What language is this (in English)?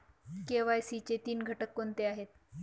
Marathi